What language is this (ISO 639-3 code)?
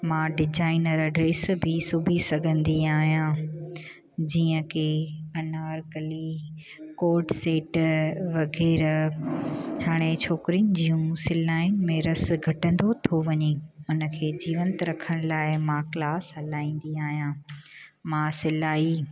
snd